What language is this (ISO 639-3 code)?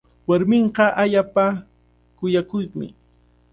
qvl